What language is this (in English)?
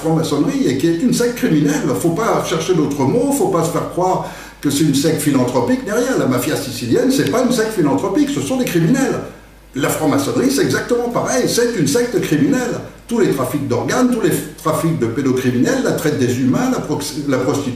French